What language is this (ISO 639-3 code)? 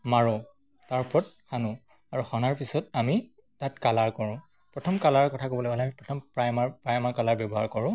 asm